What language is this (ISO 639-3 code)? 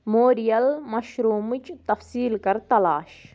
kas